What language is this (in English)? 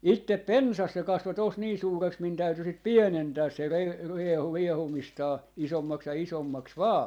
Finnish